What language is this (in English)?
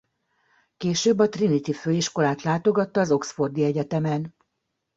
Hungarian